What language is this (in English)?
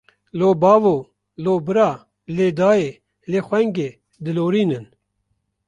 Kurdish